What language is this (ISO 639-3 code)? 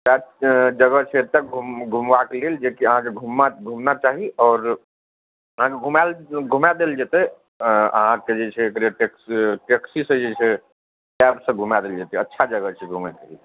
mai